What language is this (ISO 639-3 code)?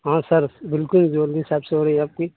urd